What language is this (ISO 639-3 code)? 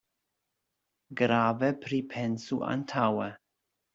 epo